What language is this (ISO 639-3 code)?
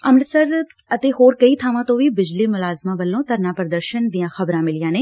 pan